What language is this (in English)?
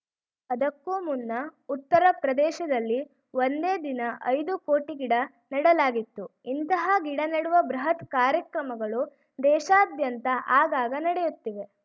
Kannada